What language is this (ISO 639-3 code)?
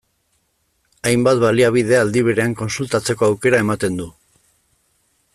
eus